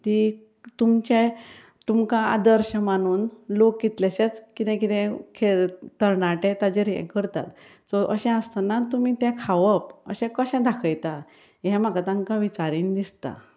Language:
Konkani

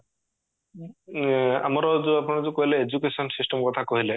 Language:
Odia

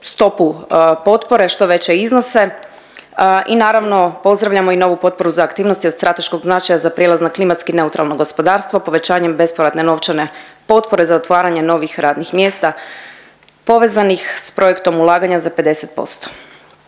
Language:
Croatian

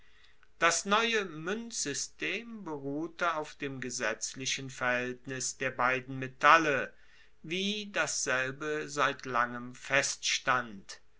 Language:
German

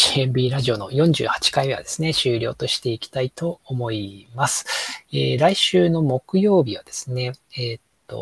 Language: Japanese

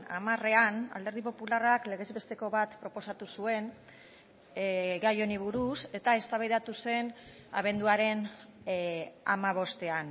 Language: Basque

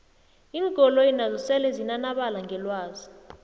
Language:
South Ndebele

